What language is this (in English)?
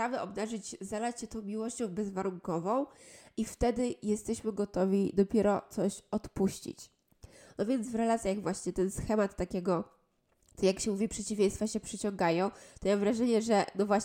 Polish